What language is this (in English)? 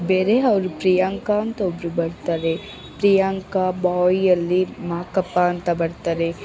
Kannada